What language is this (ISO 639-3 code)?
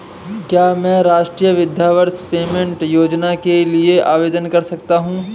hin